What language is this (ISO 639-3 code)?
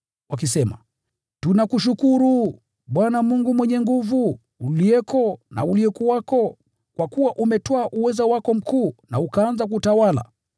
swa